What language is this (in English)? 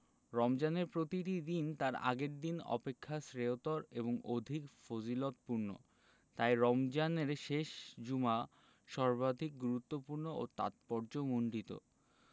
Bangla